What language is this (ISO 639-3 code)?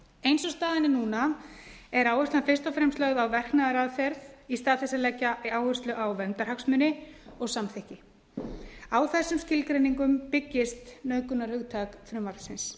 isl